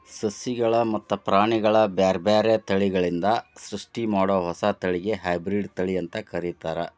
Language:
Kannada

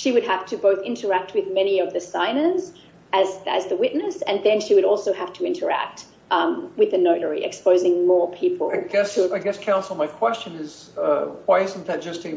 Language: English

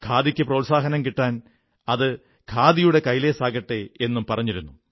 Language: Malayalam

